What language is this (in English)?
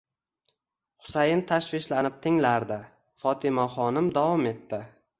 Uzbek